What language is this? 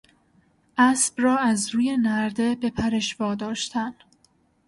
Persian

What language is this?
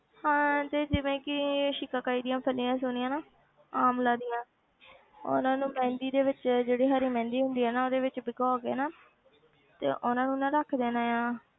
Punjabi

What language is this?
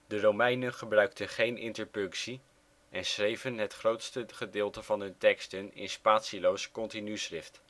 Dutch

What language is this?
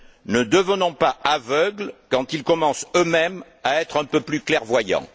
French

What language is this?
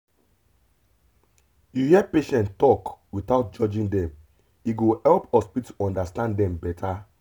Nigerian Pidgin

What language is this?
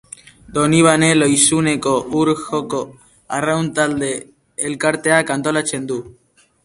Basque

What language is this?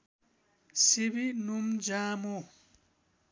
Nepali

